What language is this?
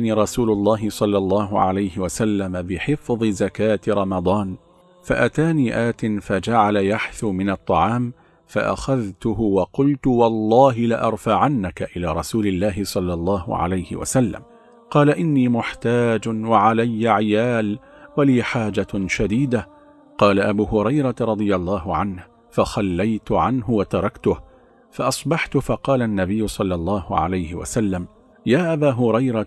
Arabic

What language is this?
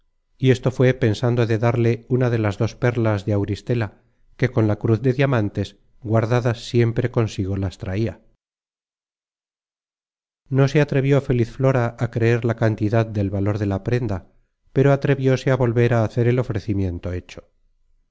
Spanish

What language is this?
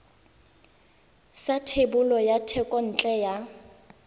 Tswana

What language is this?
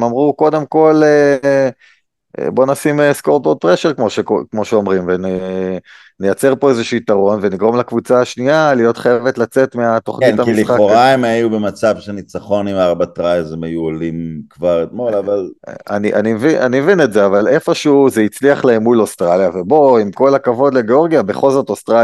Hebrew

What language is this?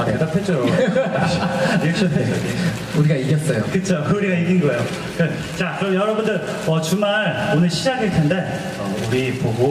Korean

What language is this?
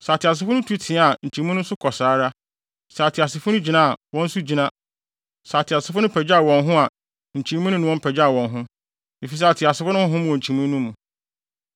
Akan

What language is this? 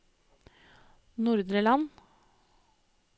Norwegian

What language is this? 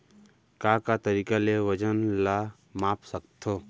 Chhattisgarhi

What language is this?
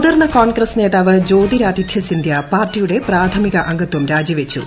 Malayalam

